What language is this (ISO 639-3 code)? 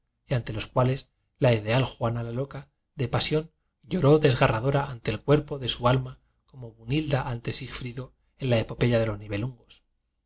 spa